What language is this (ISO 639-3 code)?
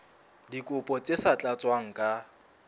sot